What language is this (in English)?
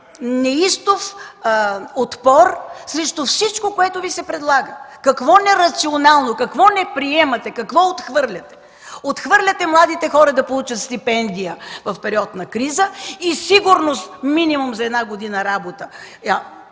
Bulgarian